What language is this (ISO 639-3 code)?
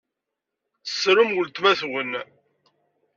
kab